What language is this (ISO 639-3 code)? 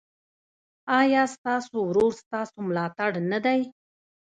pus